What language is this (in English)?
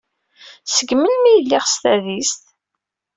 Kabyle